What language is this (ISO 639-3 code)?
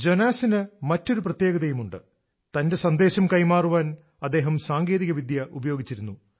mal